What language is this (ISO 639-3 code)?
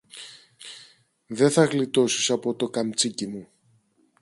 ell